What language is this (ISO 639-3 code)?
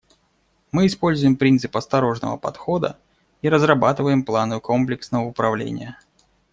rus